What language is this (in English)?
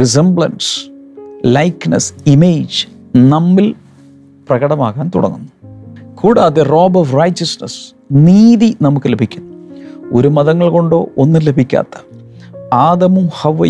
Malayalam